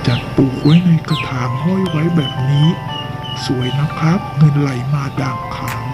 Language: Thai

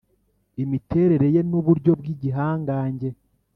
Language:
Kinyarwanda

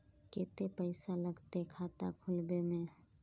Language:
Magahi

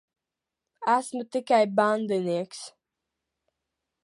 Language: Latvian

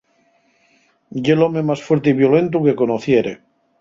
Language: Asturian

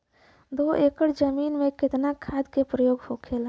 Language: Bhojpuri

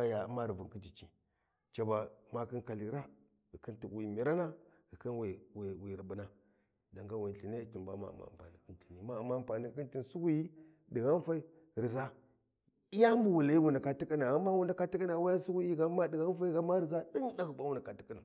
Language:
Warji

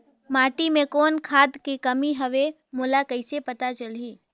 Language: Chhattisgarhi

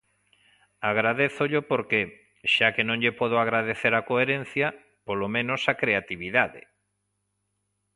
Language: Galician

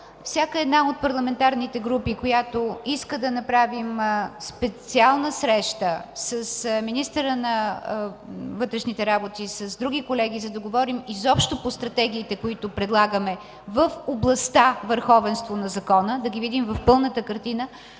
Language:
Bulgarian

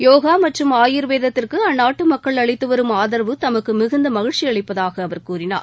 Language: Tamil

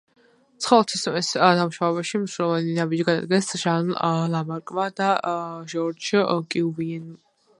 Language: Georgian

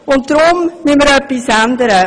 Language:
Swiss German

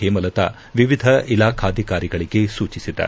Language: Kannada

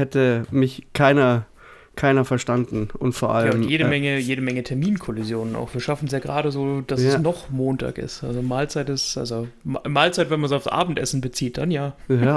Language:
German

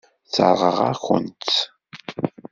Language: Kabyle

